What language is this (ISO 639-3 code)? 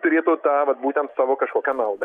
lit